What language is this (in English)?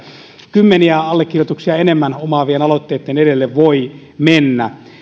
Finnish